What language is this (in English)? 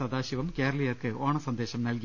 Malayalam